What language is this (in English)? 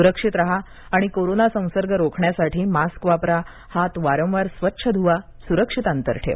Marathi